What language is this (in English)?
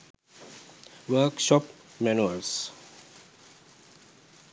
Sinhala